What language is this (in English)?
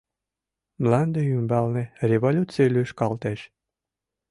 Mari